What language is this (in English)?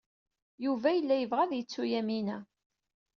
Kabyle